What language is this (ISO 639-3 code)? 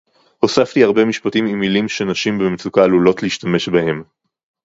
heb